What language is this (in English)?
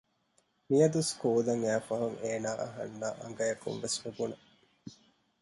Divehi